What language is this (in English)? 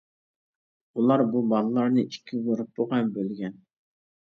Uyghur